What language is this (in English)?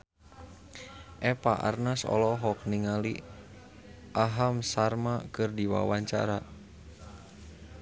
Sundanese